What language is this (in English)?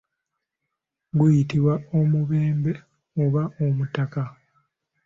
Ganda